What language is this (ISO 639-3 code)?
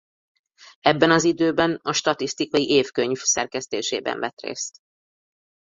hun